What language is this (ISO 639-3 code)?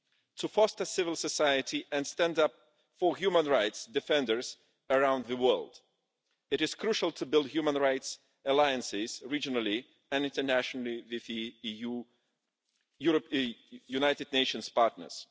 eng